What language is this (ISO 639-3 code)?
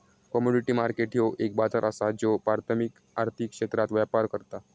mar